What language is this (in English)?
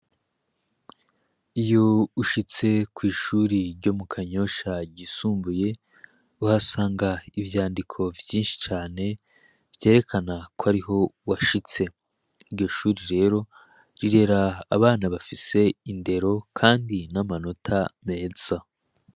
Rundi